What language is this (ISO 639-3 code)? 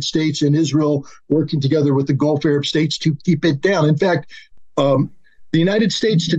fas